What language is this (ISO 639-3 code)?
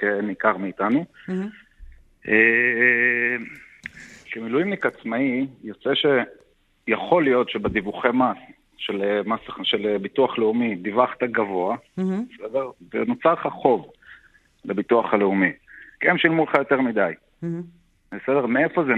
heb